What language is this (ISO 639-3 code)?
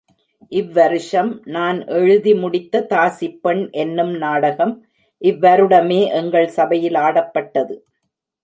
tam